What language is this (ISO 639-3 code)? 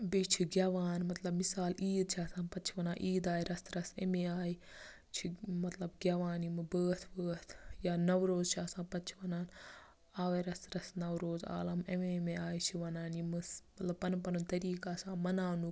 kas